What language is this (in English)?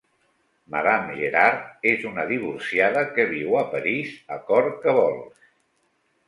Catalan